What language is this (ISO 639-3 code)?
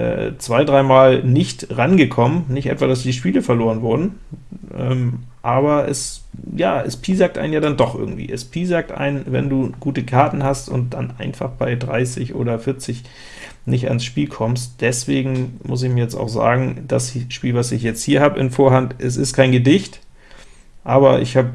deu